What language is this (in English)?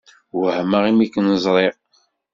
Kabyle